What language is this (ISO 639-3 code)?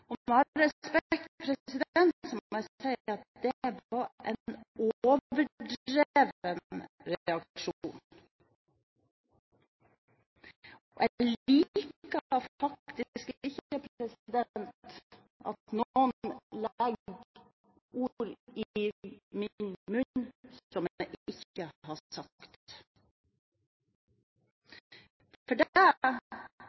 nob